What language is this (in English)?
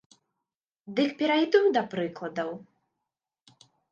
Belarusian